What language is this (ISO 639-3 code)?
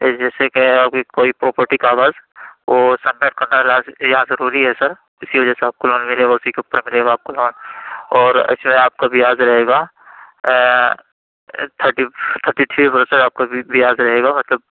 urd